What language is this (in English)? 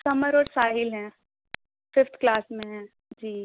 Urdu